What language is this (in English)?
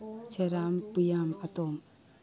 Manipuri